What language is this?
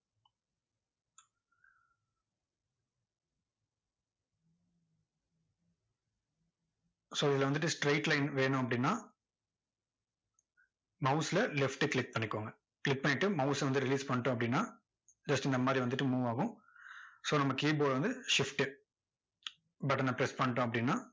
Tamil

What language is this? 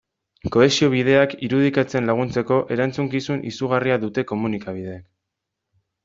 Basque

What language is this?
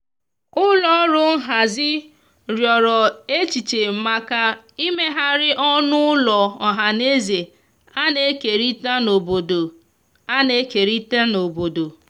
Igbo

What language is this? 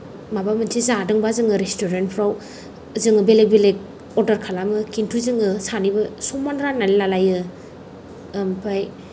Bodo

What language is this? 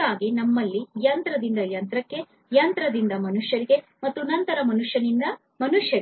Kannada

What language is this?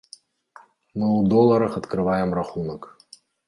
Belarusian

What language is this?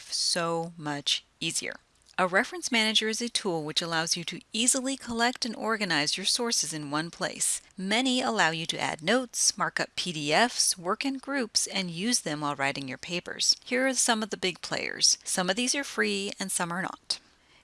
English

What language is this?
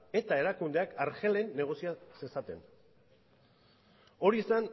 Basque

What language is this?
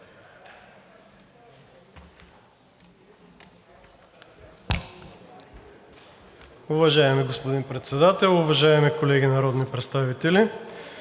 Bulgarian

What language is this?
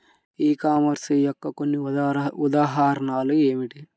Telugu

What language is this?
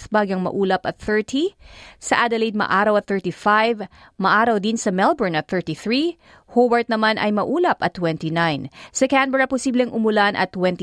Filipino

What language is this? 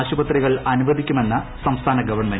Malayalam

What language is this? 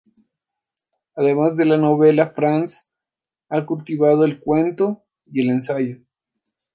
Spanish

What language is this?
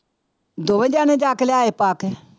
Punjabi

